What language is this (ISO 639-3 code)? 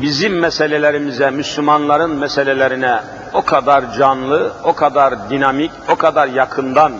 tur